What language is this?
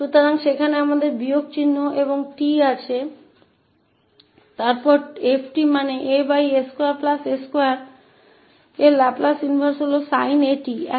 Hindi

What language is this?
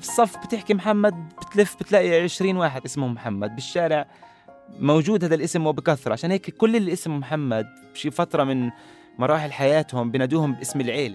Arabic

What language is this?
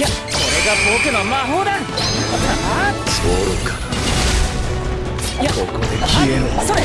Japanese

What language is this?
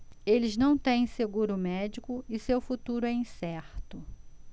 Portuguese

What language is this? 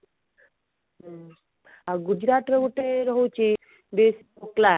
Odia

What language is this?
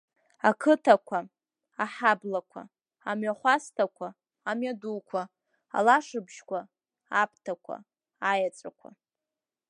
Abkhazian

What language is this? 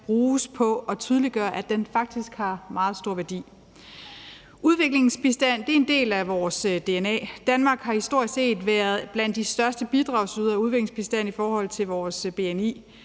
Danish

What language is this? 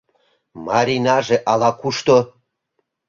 Mari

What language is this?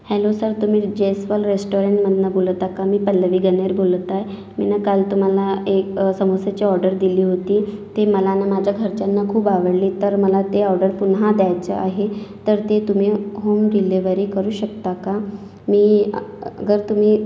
Marathi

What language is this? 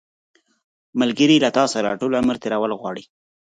Pashto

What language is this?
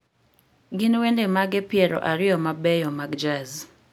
Luo (Kenya and Tanzania)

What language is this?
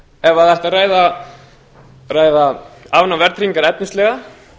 Icelandic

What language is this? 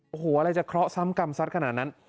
Thai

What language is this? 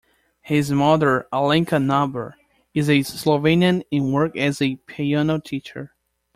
English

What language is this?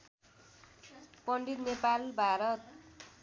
Nepali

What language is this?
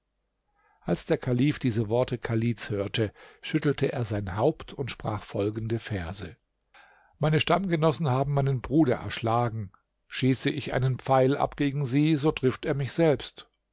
German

